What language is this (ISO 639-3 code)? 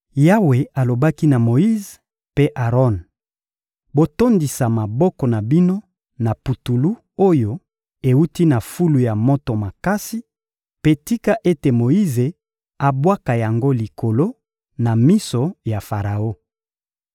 lin